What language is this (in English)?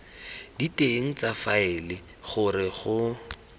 Tswana